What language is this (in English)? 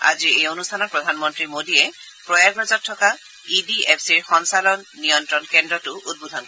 Assamese